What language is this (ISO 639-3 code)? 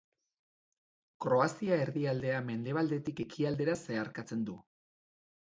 eus